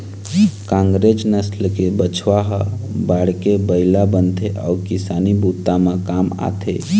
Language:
Chhattisgarhi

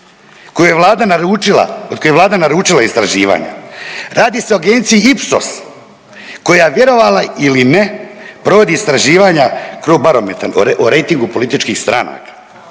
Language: Croatian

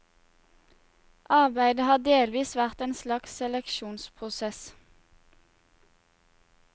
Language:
Norwegian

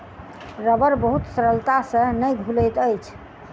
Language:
Maithili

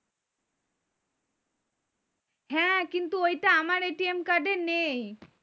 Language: Bangla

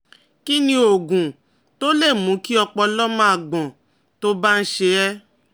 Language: Yoruba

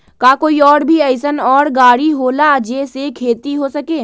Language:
Magahi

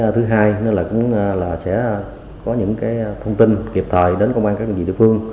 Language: Vietnamese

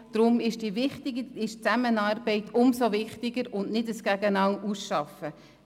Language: Swiss German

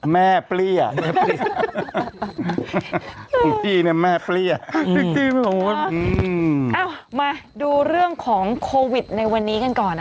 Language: Thai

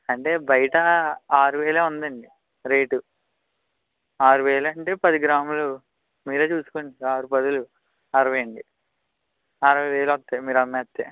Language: Telugu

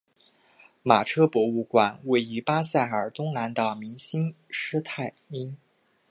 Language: Chinese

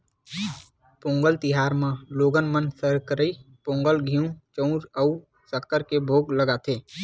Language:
Chhattisgarhi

